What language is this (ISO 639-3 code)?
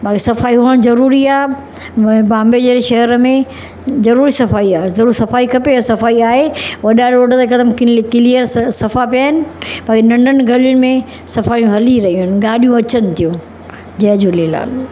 snd